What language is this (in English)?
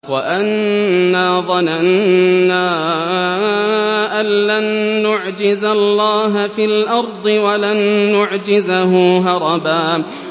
Arabic